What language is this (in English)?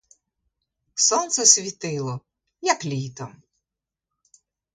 Ukrainian